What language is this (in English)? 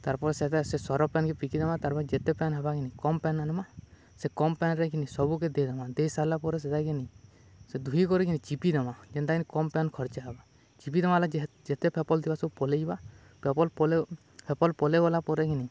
Odia